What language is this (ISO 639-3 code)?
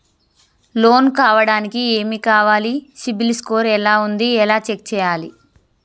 tel